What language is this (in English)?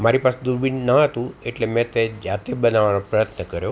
Gujarati